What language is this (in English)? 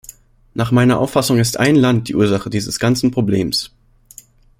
German